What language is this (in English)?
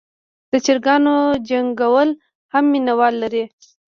Pashto